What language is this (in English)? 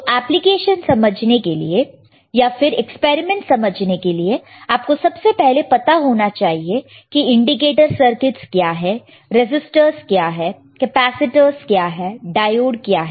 Hindi